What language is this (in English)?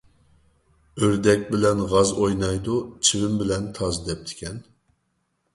Uyghur